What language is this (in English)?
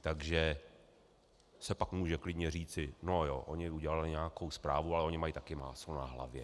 Czech